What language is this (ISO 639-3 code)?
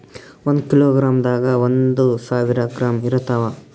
kan